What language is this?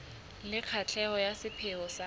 Southern Sotho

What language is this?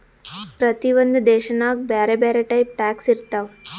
Kannada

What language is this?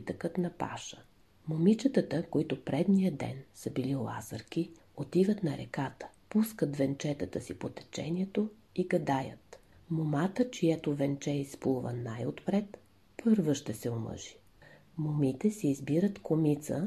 Bulgarian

